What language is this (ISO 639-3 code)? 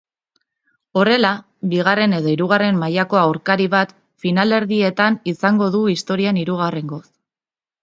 eus